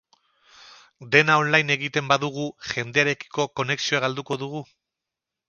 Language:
Basque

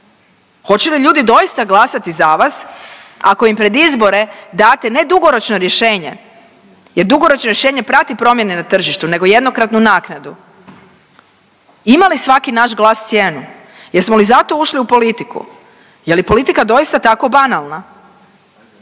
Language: Croatian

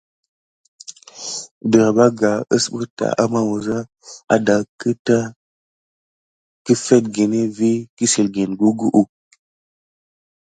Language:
Gidar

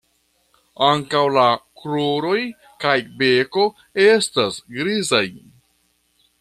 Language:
Esperanto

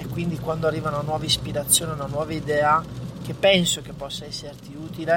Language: Italian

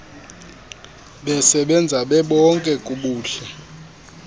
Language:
Xhosa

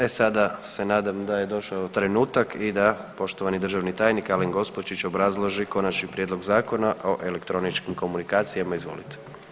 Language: Croatian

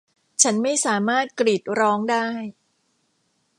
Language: Thai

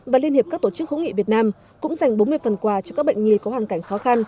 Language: Vietnamese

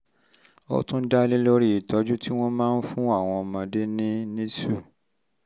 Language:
Yoruba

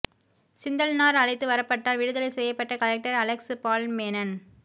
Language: Tamil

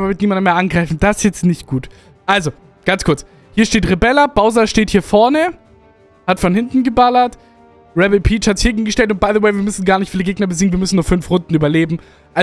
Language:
German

